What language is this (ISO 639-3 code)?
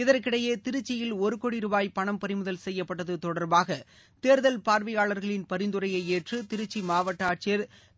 tam